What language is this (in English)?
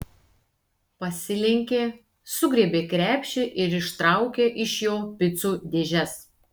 Lithuanian